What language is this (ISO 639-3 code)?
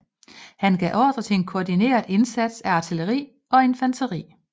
dan